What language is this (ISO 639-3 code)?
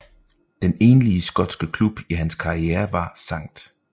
dan